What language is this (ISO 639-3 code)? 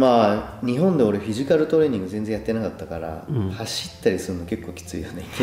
jpn